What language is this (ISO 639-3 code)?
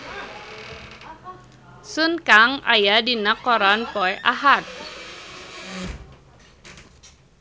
sun